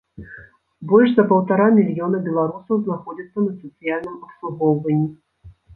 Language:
Belarusian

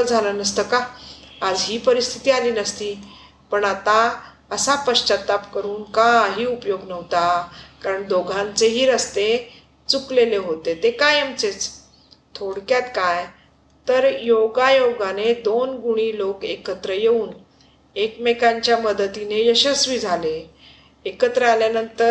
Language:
Marathi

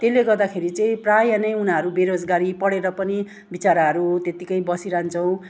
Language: Nepali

